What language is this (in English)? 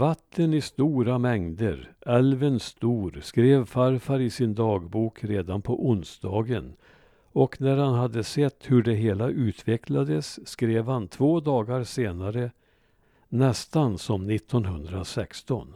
Swedish